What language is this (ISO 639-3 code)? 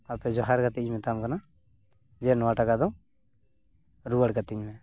sat